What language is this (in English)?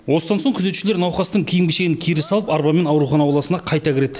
Kazakh